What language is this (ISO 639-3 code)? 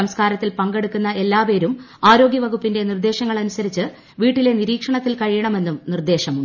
mal